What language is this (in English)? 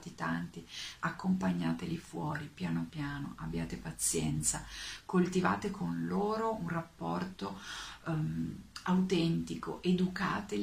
Italian